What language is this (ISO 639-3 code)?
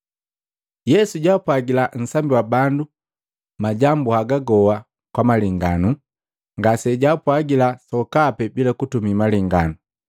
mgv